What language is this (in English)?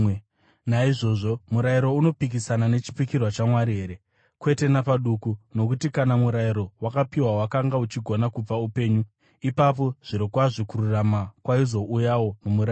Shona